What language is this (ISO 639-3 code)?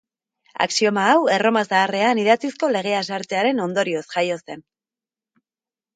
eus